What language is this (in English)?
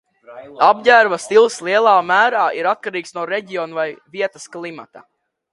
Latvian